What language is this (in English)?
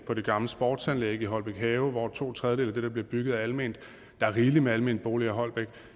Danish